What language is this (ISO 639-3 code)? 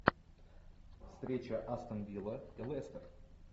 rus